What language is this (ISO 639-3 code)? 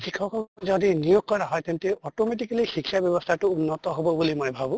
asm